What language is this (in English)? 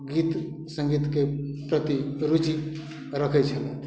Maithili